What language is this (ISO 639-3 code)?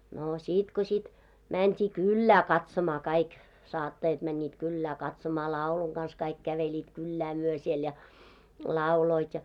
fin